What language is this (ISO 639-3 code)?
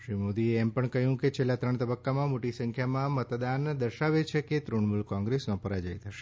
guj